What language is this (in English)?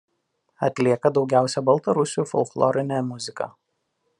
Lithuanian